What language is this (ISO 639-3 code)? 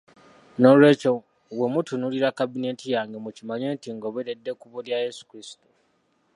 lug